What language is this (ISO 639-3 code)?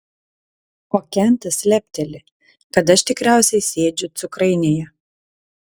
lit